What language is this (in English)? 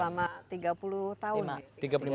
Indonesian